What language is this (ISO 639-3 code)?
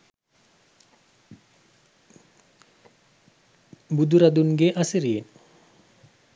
sin